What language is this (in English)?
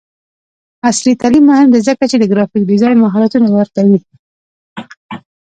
Pashto